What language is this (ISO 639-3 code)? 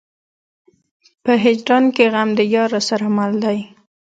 pus